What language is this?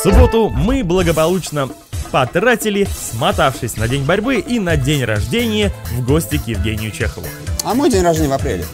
Russian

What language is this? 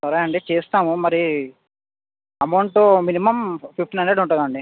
Telugu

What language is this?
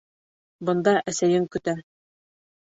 Bashkir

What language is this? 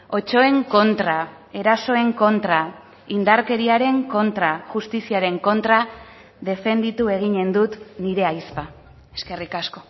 Basque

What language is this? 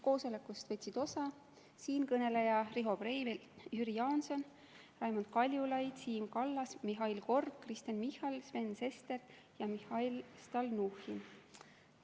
Estonian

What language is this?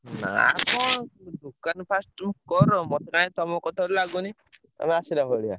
Odia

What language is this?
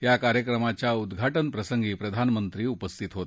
Marathi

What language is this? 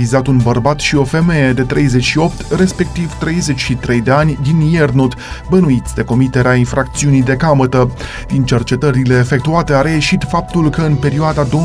Romanian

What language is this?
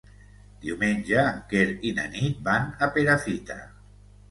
Catalan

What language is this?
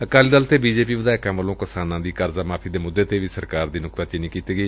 Punjabi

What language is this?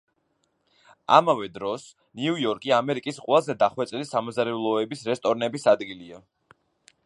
Georgian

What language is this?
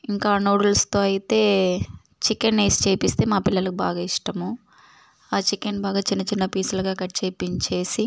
Telugu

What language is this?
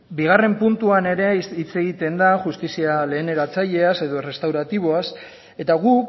Basque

